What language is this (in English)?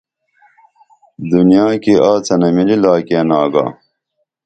Dameli